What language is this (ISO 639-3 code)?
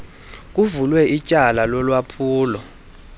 xho